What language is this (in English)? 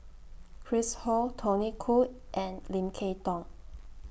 English